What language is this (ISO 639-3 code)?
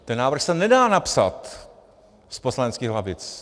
ces